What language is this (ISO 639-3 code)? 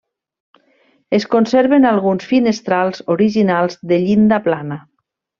cat